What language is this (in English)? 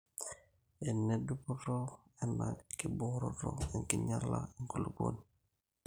Masai